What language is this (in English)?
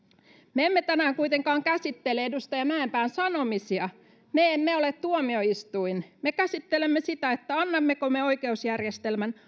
Finnish